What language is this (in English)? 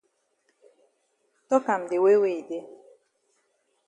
Cameroon Pidgin